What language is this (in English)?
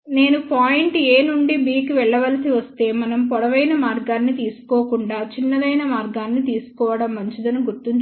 Telugu